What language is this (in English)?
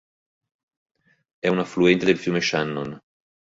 Italian